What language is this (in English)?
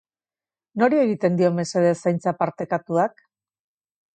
Basque